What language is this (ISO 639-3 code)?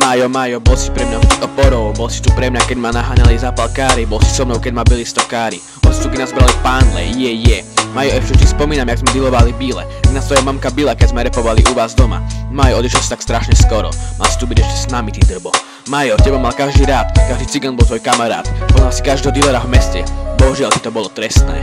ces